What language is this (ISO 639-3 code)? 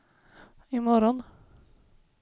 swe